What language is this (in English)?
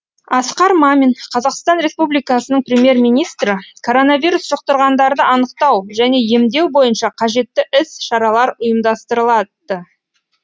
Kazakh